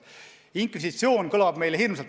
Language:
Estonian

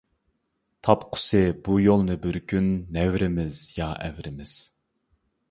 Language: Uyghur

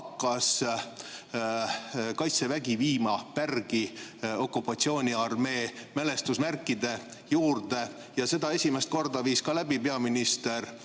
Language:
Estonian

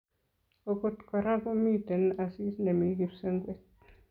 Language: Kalenjin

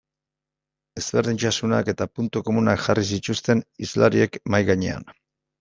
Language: Basque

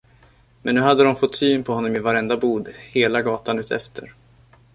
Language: Swedish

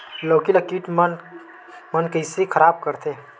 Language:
Chhattisgarhi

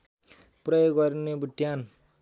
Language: Nepali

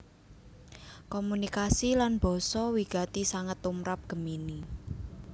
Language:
Javanese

